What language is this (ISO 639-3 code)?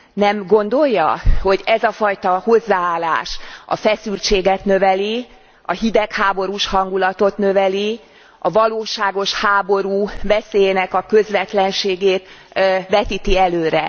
hun